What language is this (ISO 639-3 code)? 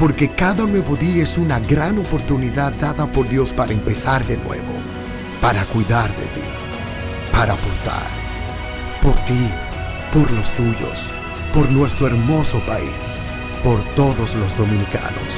spa